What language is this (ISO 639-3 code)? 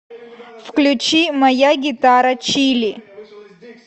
rus